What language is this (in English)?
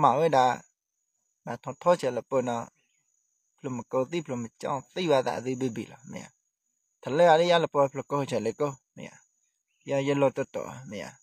Thai